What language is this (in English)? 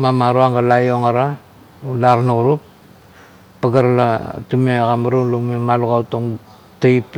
Kuot